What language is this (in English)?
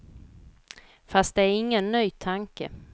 Swedish